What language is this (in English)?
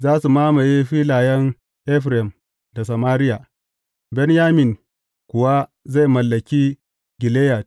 Hausa